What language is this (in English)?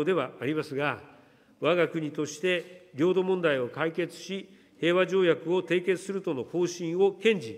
Japanese